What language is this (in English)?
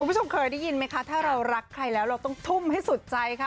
Thai